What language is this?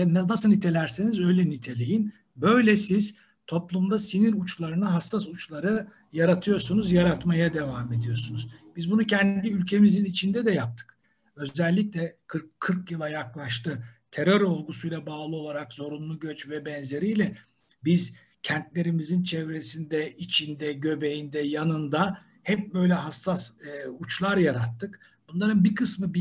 Turkish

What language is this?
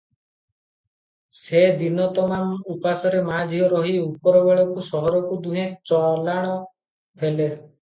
Odia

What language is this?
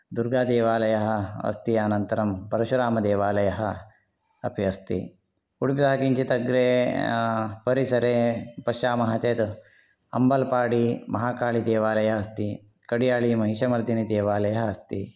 Sanskrit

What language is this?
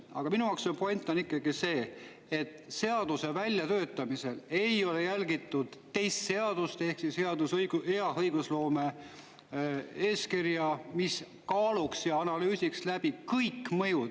Estonian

